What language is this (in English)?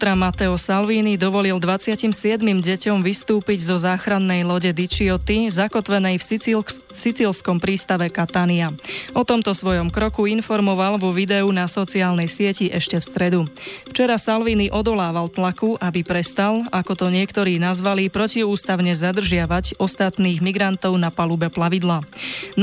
Slovak